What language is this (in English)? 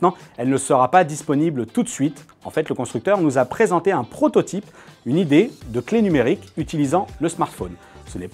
French